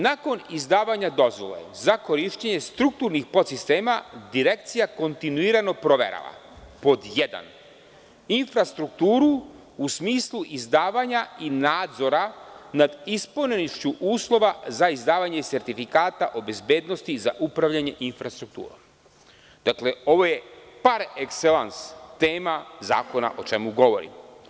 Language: Serbian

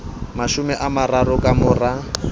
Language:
Southern Sotho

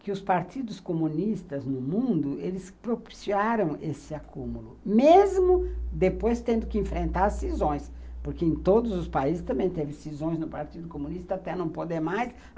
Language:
Portuguese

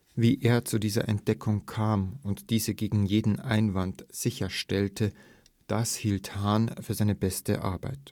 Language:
German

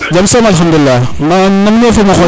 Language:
Serer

